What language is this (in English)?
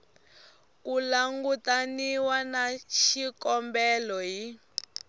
Tsonga